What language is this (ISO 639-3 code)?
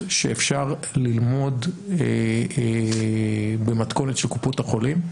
heb